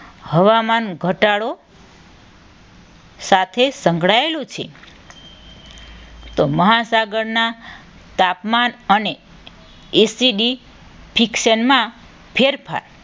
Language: Gujarati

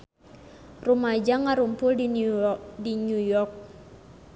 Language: Sundanese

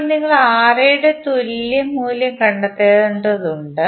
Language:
Malayalam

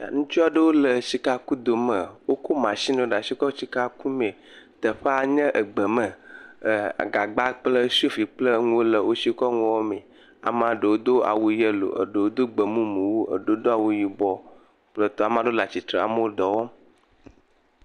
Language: Ewe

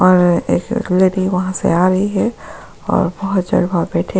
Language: Hindi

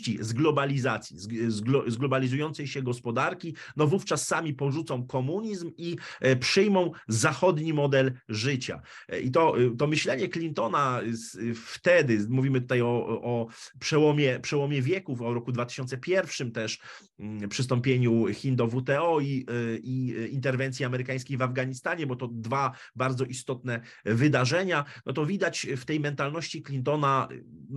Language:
Polish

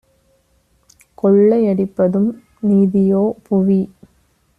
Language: Tamil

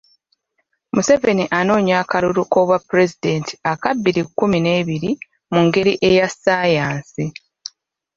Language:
Ganda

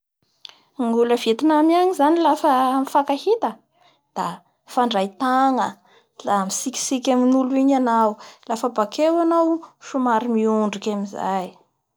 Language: Bara Malagasy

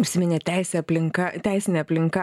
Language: Lithuanian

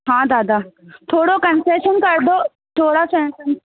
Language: Sindhi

